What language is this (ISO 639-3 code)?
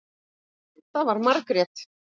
isl